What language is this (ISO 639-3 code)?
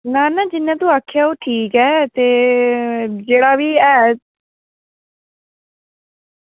doi